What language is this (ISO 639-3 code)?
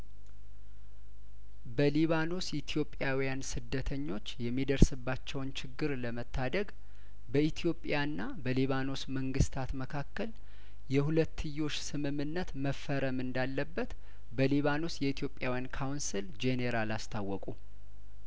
amh